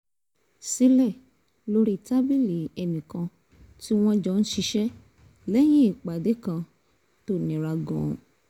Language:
Yoruba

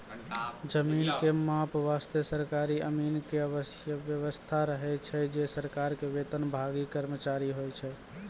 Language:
Maithili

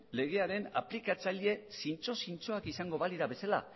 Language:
Basque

